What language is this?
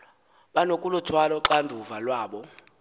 Xhosa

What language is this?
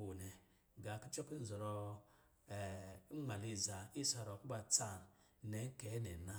Lijili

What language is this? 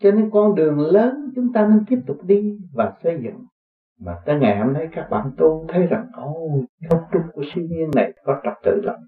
Vietnamese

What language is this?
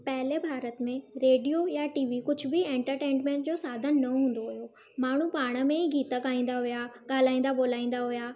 Sindhi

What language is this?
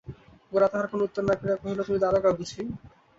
Bangla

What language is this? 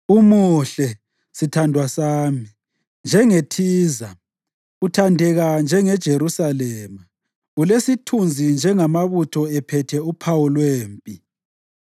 North Ndebele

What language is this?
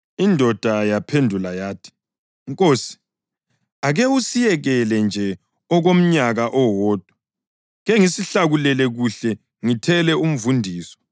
North Ndebele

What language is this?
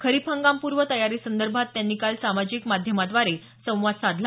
Marathi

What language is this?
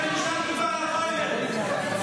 Hebrew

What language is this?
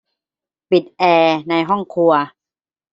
Thai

